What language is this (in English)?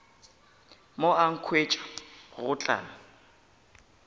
Northern Sotho